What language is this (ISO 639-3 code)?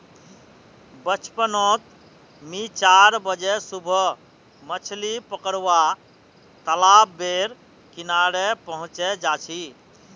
mag